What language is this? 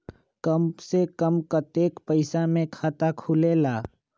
Magahi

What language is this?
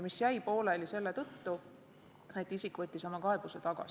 Estonian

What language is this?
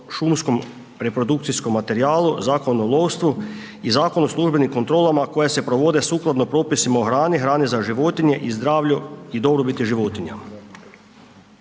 Croatian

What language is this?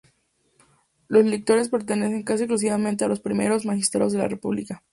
Spanish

